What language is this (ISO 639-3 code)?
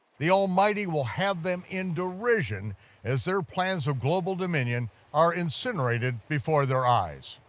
eng